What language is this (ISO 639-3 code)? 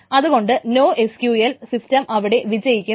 mal